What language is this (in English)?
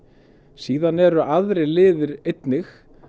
Icelandic